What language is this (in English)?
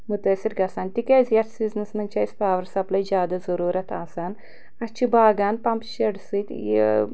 Kashmiri